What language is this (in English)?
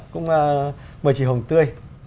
Vietnamese